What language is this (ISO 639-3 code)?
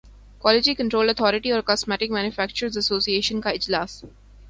urd